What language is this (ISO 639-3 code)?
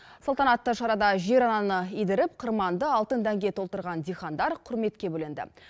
kaz